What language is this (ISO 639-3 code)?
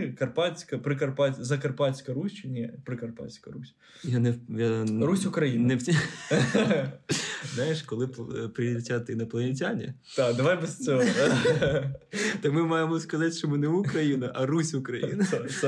ukr